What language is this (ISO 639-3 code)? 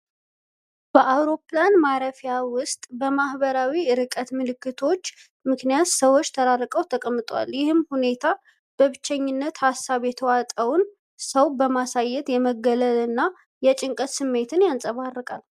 amh